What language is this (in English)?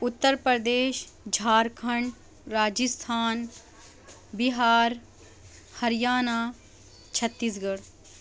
Urdu